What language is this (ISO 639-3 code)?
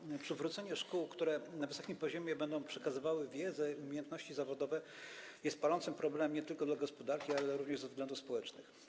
pol